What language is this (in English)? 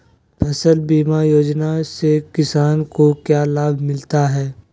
Magahi